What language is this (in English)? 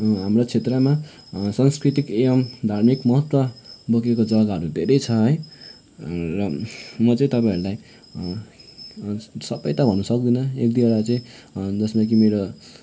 Nepali